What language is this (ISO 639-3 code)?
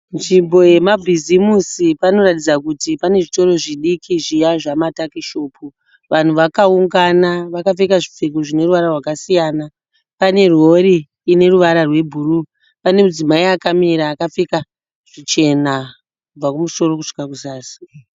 sna